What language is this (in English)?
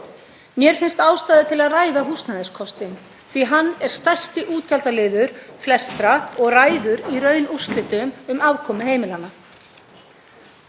Icelandic